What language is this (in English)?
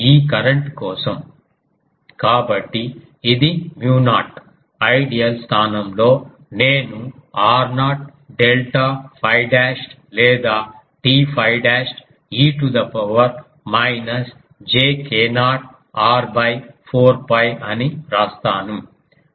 Telugu